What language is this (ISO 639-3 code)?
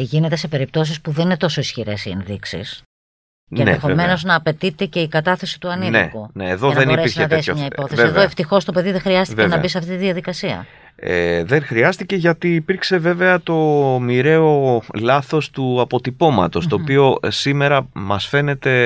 ell